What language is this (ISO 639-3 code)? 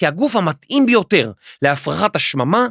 heb